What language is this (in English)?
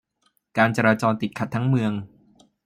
Thai